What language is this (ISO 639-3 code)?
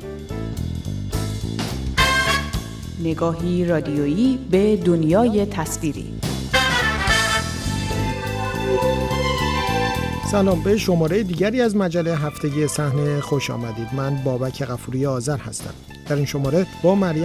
fas